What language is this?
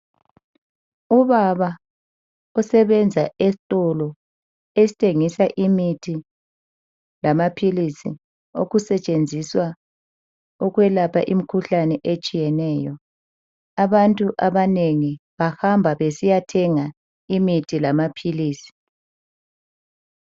North Ndebele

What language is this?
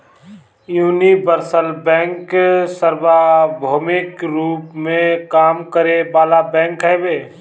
Bhojpuri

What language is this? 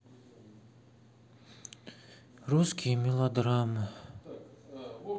Russian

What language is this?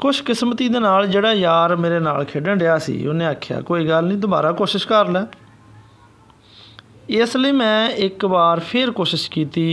Hindi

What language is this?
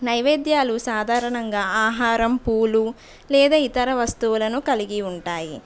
Telugu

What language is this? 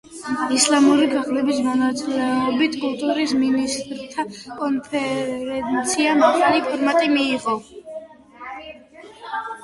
Georgian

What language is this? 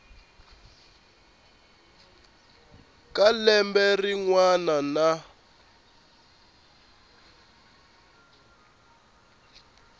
Tsonga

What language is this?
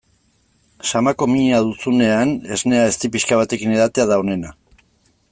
Basque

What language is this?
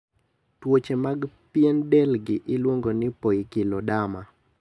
Luo (Kenya and Tanzania)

